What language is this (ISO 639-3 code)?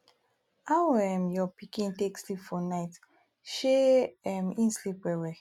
pcm